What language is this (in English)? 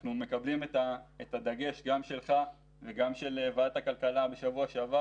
Hebrew